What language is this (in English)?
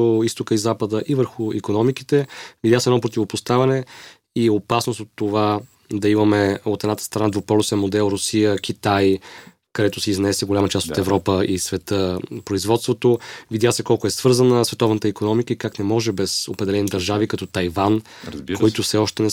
Bulgarian